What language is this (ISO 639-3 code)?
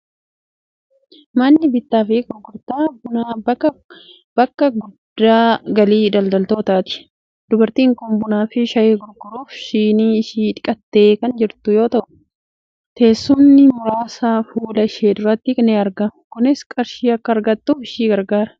orm